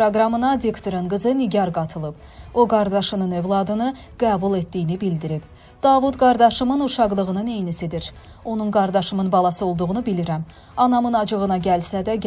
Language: Turkish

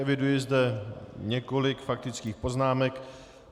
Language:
Czech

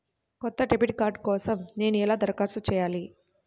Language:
Telugu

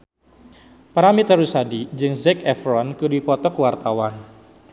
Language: Sundanese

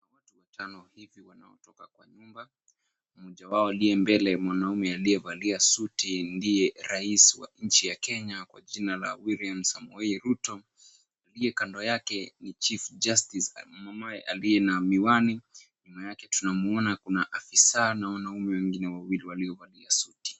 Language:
Swahili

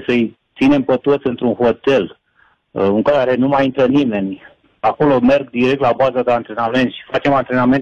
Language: Romanian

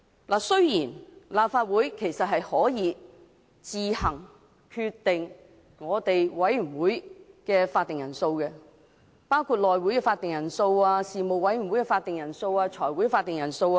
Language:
Cantonese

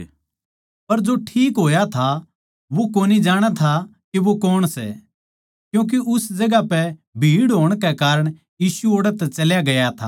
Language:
Haryanvi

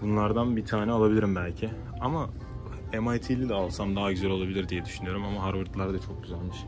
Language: Turkish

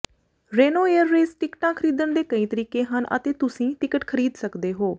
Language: Punjabi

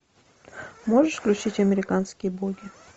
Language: Russian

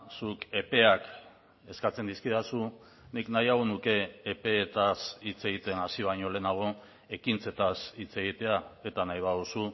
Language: Basque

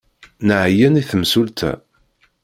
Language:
Kabyle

